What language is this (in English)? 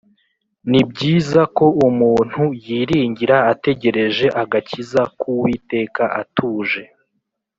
Kinyarwanda